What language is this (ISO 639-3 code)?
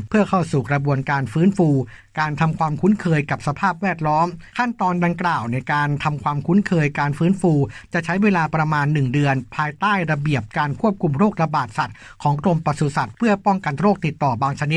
tha